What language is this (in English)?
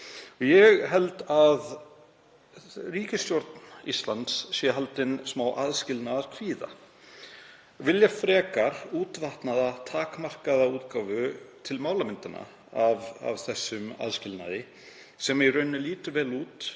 Icelandic